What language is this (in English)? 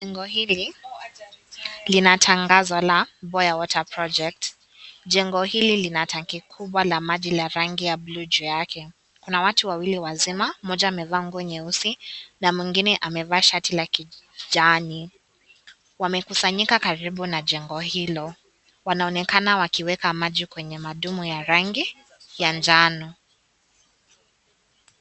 Swahili